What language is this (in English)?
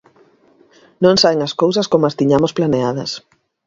Galician